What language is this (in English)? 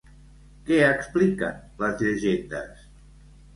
Catalan